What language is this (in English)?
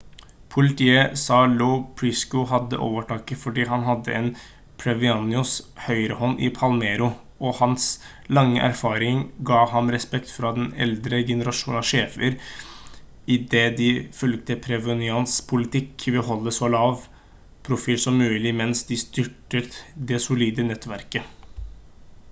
Norwegian Bokmål